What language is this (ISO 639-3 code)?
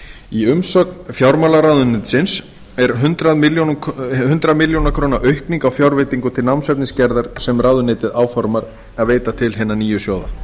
isl